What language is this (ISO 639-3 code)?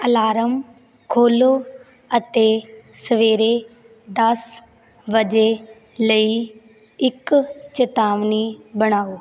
pan